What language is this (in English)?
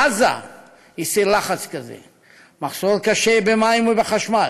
Hebrew